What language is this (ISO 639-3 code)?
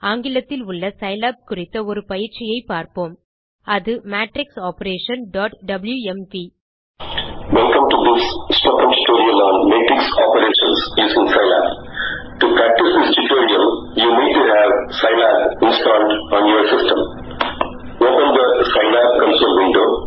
tam